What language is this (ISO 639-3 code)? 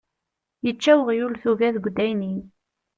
kab